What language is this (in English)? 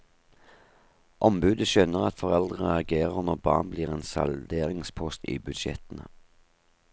Norwegian